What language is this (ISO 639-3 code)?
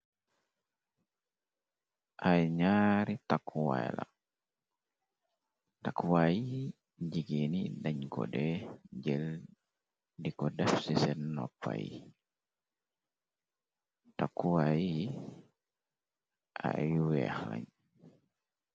wol